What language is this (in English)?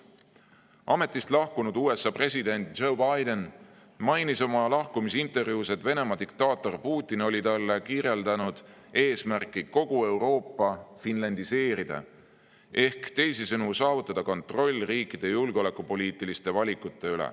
Estonian